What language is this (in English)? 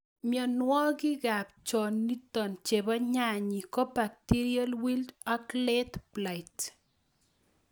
Kalenjin